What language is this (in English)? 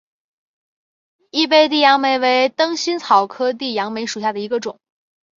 Chinese